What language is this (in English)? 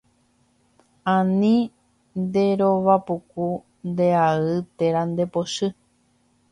Guarani